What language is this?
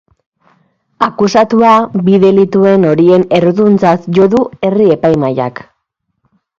Basque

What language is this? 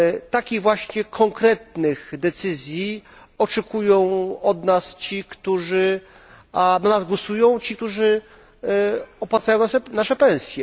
Polish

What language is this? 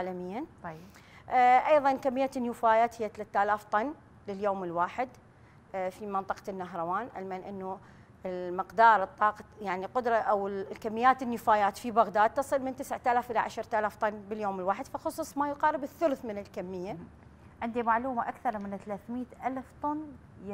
Arabic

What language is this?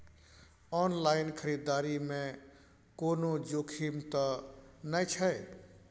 Maithili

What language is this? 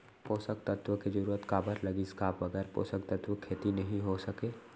Chhattisgarhi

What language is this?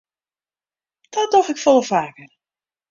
Western Frisian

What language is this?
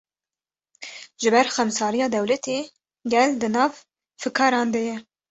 Kurdish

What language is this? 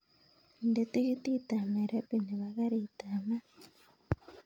Kalenjin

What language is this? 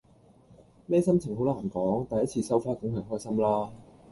Cantonese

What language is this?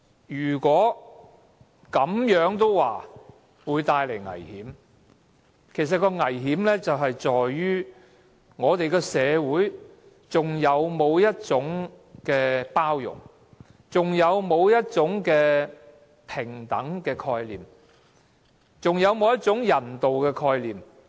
Cantonese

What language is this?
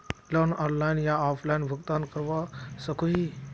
Magahi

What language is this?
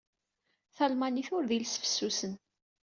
Kabyle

